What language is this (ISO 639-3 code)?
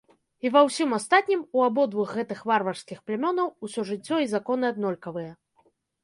bel